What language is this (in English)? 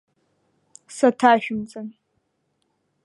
Abkhazian